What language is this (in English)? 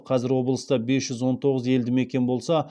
Kazakh